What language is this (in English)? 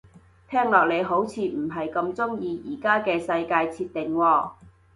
Cantonese